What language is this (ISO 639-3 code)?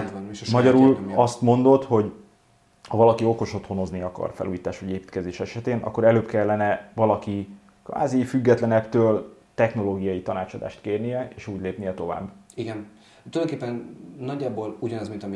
hun